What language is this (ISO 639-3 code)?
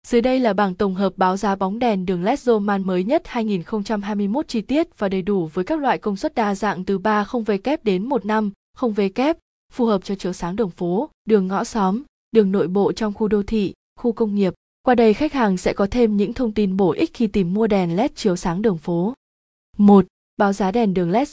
vie